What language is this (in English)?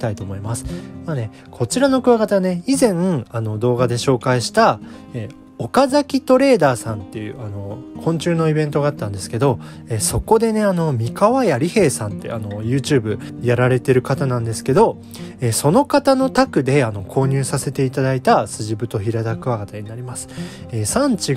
Japanese